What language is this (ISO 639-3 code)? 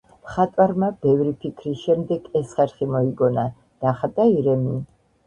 kat